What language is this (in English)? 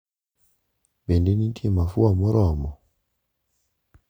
Luo (Kenya and Tanzania)